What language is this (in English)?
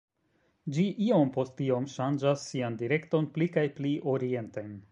Esperanto